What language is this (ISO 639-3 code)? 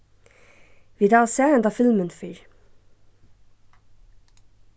fao